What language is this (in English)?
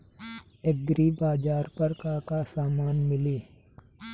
Bhojpuri